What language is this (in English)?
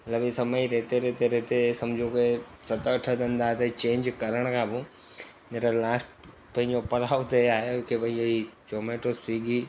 Sindhi